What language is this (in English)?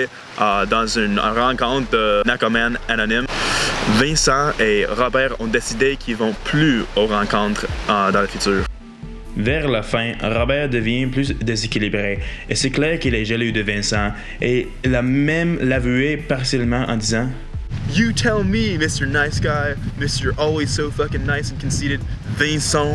French